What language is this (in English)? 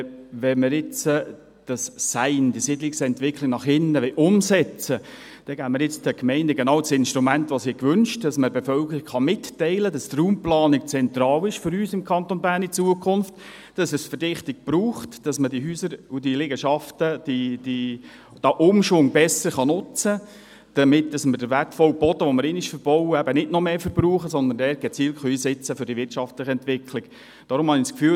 Swiss German